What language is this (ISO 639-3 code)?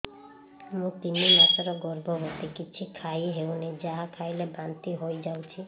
ori